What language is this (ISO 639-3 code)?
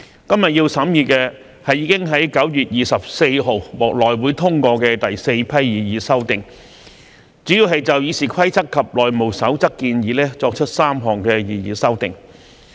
yue